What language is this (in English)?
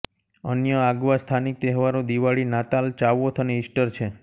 Gujarati